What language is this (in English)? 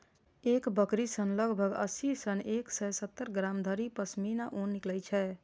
Maithili